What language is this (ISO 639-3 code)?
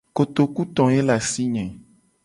gej